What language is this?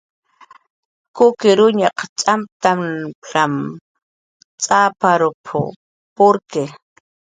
Jaqaru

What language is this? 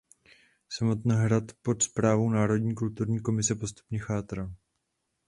Czech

